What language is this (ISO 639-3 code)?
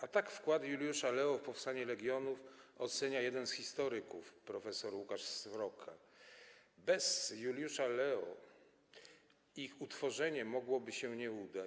pol